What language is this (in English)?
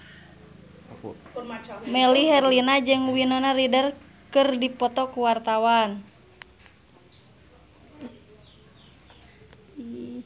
Sundanese